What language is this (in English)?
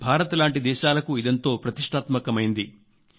Telugu